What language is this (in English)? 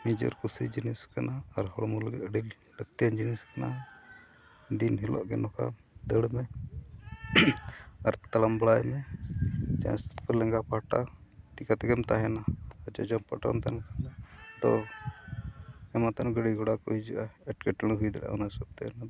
Santali